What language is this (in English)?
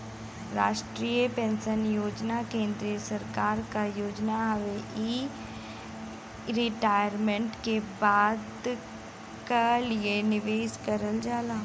Bhojpuri